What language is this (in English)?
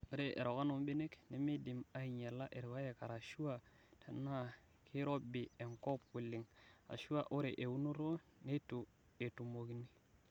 Masai